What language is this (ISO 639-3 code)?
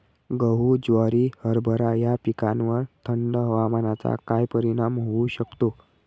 mar